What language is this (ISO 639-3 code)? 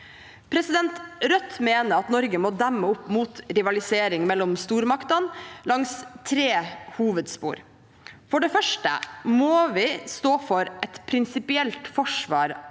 nor